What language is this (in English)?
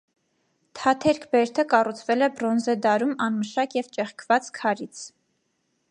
Armenian